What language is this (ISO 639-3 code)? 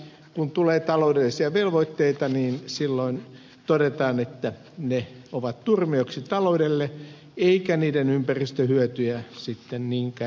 fin